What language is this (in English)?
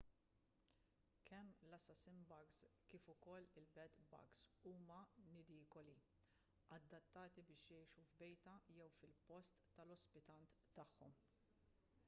Maltese